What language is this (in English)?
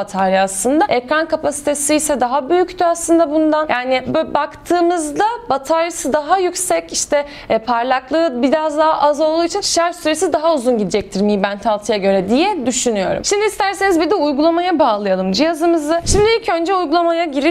Turkish